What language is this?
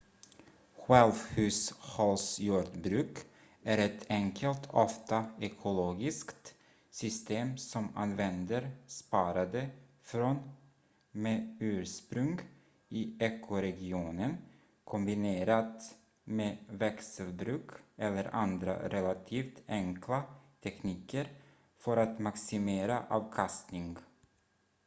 Swedish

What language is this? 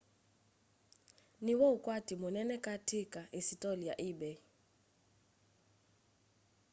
Kamba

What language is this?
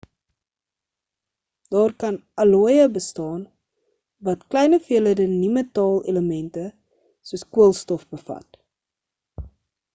Afrikaans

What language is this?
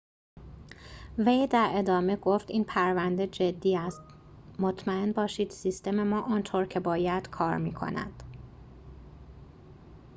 Persian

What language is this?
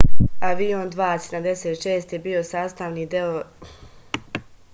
Serbian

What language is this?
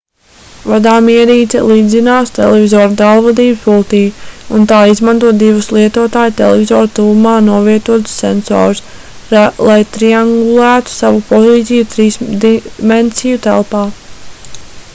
Latvian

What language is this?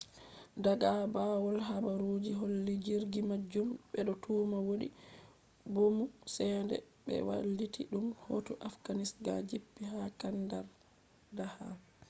Fula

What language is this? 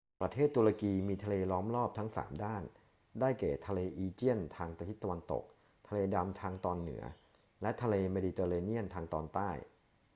Thai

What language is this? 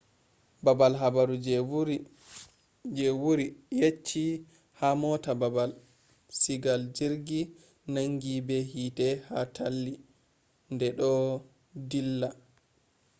Fula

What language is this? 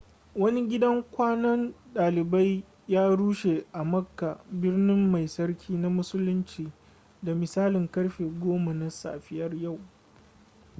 Hausa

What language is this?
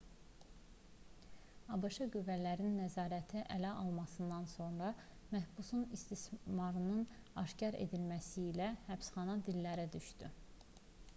Azerbaijani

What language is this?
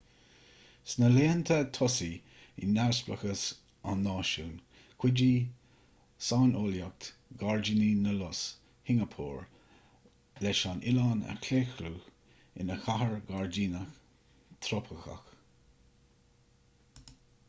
Irish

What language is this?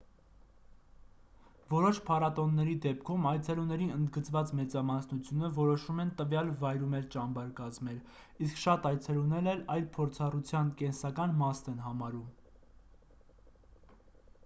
Armenian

